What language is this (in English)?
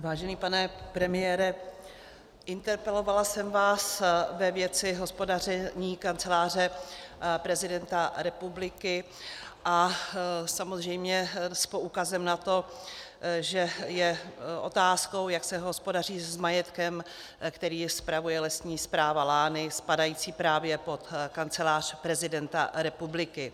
Czech